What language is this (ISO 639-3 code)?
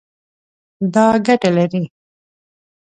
pus